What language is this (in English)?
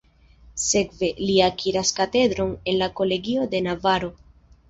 Esperanto